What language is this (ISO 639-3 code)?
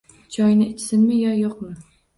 uzb